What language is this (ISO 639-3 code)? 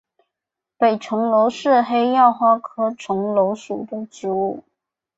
zho